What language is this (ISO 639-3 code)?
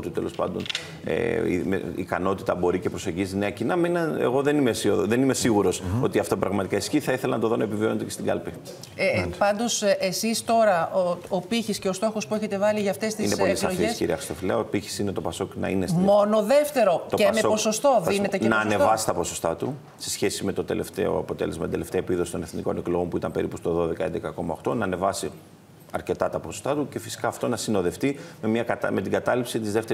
ell